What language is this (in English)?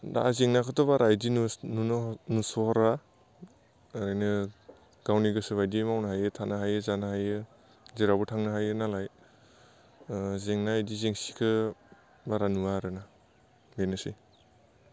Bodo